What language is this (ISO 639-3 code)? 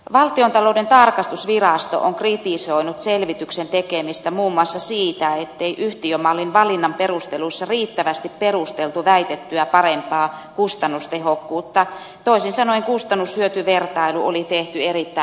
fin